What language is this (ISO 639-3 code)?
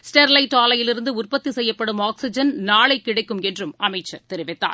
tam